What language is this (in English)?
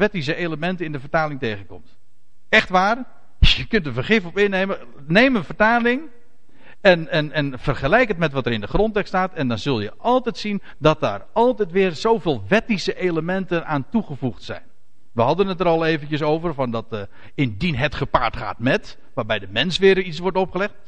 Dutch